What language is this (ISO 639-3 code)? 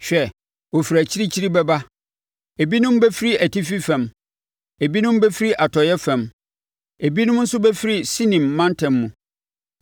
aka